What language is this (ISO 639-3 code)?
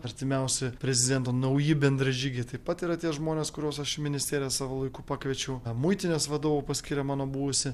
lit